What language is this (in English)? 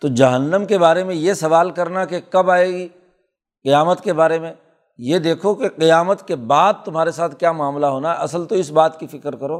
Urdu